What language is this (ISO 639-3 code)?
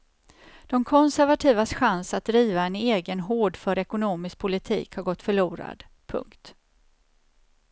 swe